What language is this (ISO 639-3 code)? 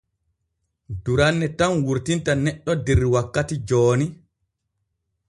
fue